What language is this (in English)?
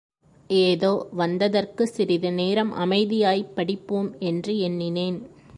Tamil